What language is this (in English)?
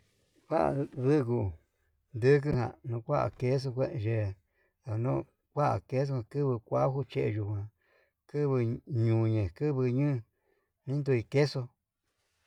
Yutanduchi Mixtec